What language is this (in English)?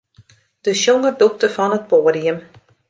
Western Frisian